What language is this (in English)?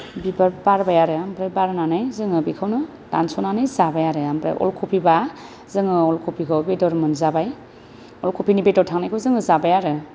Bodo